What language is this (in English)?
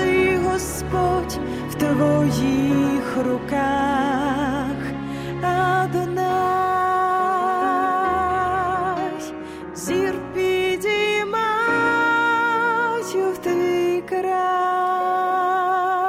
Ukrainian